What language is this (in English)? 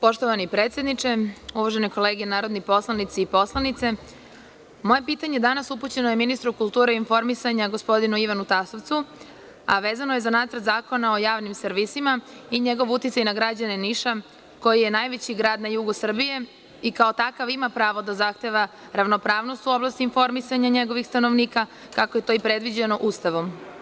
Serbian